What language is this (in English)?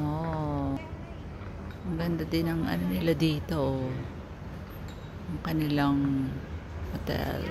Filipino